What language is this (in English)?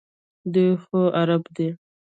Pashto